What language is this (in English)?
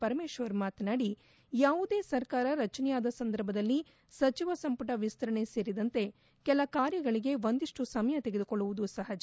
Kannada